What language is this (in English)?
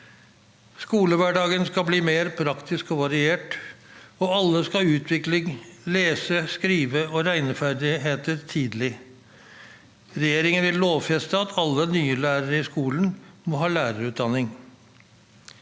Norwegian